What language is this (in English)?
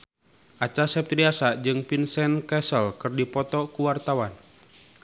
Sundanese